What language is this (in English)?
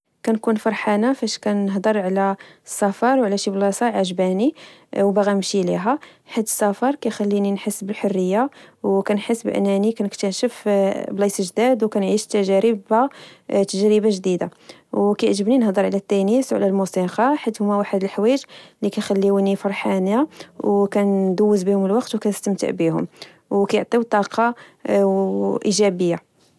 Moroccan Arabic